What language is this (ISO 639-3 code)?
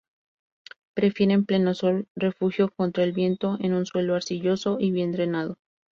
spa